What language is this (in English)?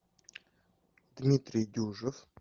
Russian